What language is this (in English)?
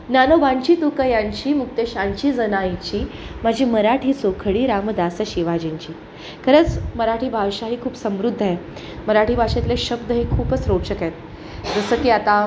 Marathi